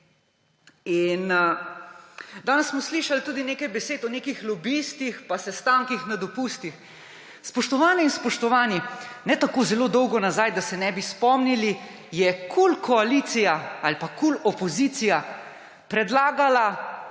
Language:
Slovenian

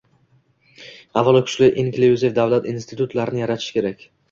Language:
Uzbek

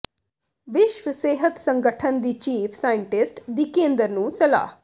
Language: Punjabi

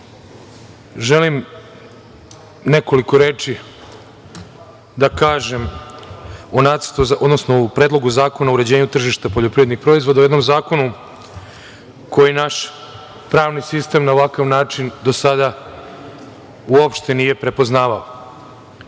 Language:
Serbian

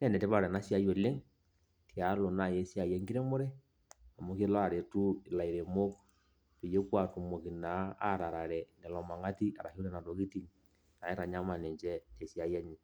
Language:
Masai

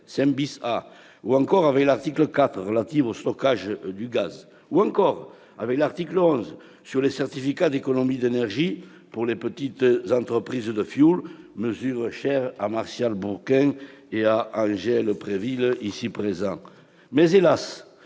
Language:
French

